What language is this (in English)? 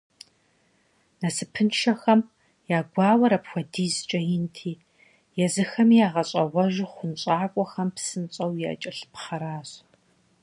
Kabardian